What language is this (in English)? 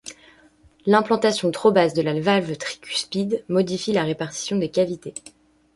French